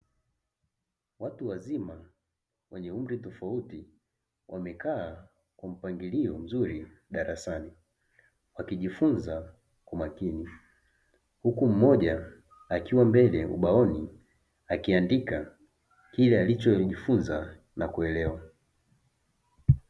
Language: Swahili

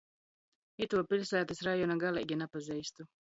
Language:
Latgalian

